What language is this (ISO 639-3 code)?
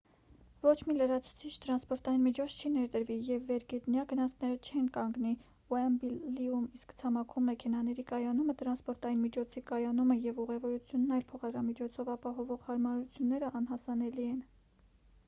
hye